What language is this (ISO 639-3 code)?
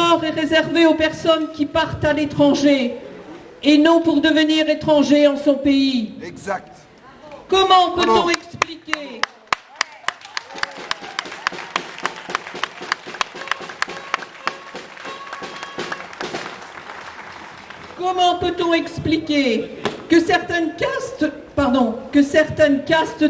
fra